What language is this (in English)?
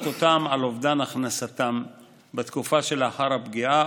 Hebrew